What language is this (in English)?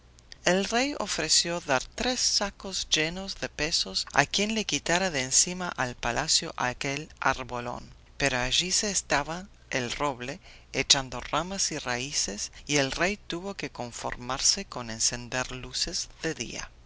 Spanish